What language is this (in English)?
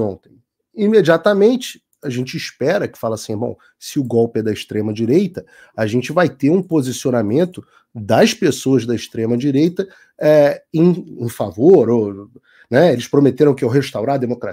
Portuguese